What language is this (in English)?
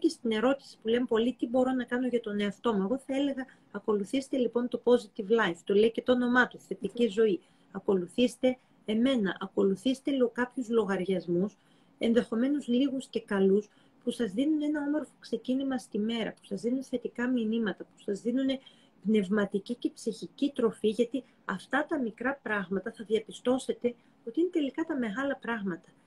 Greek